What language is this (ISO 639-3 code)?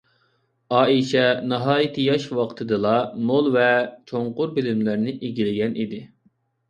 uig